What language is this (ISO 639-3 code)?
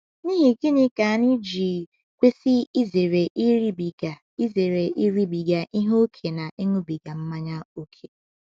ibo